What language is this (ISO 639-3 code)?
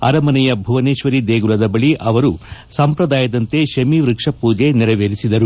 kan